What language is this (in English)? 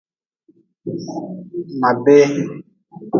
Nawdm